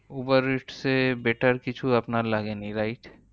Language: Bangla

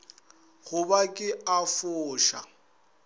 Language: Northern Sotho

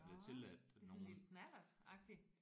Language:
Danish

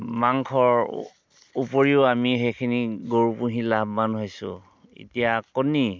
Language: Assamese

